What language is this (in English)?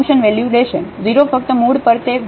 Gujarati